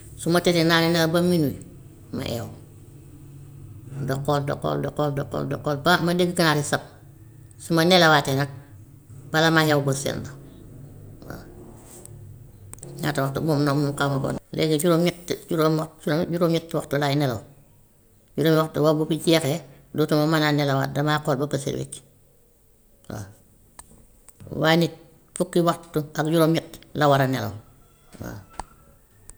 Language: Gambian Wolof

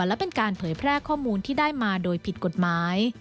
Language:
Thai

